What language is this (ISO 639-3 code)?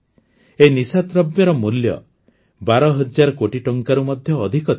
ori